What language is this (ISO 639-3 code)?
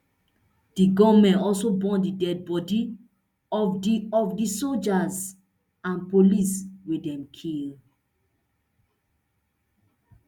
pcm